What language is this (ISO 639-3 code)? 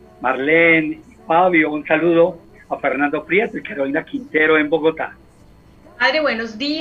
spa